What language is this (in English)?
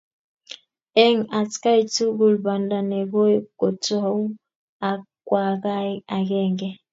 Kalenjin